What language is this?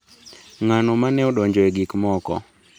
Luo (Kenya and Tanzania)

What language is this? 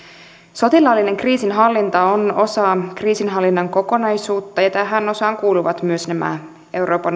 Finnish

